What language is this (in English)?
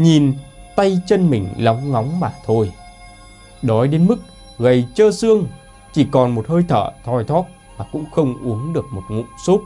Vietnamese